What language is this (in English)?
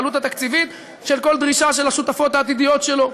Hebrew